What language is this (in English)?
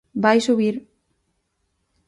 Galician